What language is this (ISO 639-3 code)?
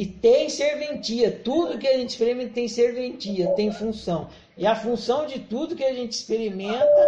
por